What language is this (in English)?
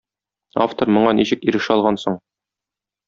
Tatar